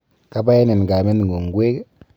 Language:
Kalenjin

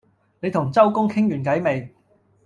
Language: Cantonese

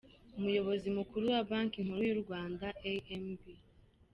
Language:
Kinyarwanda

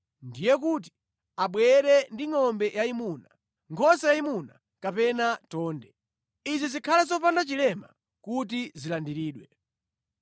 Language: Nyanja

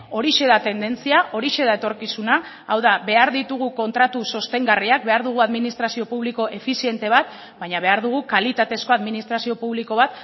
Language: Basque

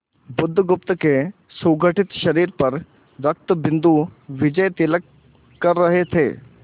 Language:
Hindi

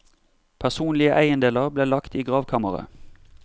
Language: Norwegian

